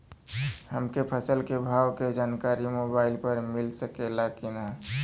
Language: Bhojpuri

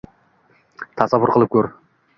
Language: Uzbek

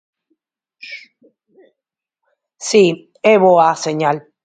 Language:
Galician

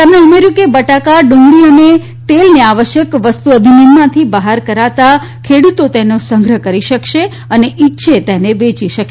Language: Gujarati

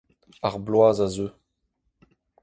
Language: Breton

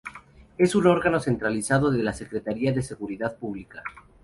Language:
Spanish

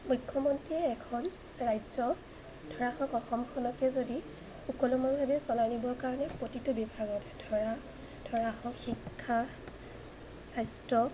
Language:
Assamese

